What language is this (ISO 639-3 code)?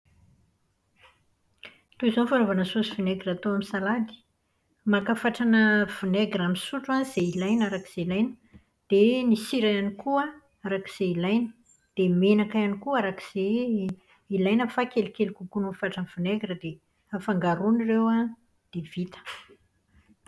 mlg